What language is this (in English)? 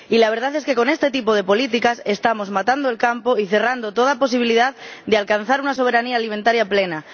Spanish